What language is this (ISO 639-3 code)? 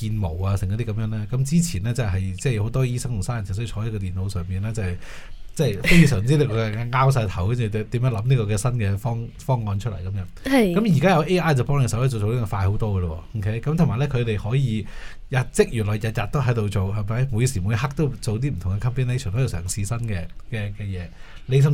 zho